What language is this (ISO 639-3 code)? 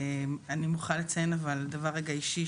heb